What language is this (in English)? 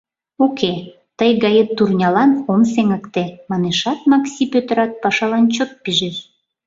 Mari